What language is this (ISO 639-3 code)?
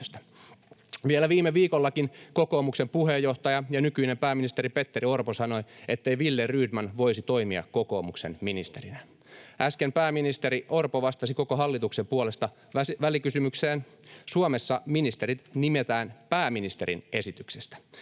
fin